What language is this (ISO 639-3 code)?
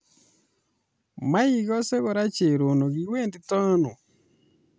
kln